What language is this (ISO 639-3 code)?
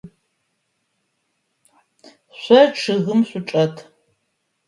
ady